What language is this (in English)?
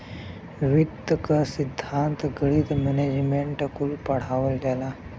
Bhojpuri